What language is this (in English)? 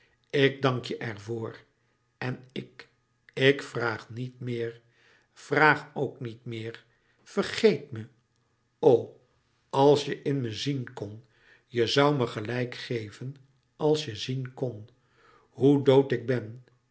Dutch